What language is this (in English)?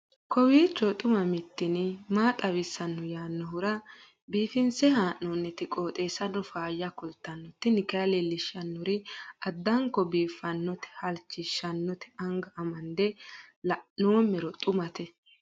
Sidamo